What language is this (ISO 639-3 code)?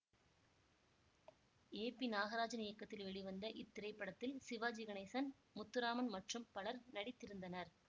tam